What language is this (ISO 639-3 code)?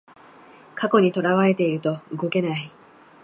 jpn